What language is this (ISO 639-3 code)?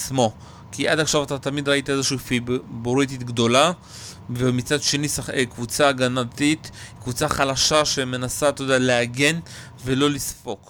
heb